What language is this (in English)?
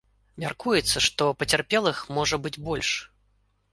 Belarusian